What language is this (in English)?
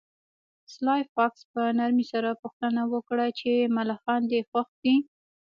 Pashto